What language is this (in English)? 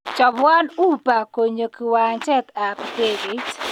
Kalenjin